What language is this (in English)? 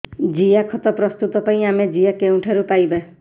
Odia